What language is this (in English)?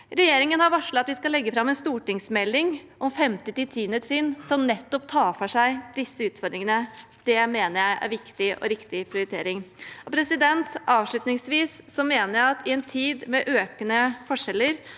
Norwegian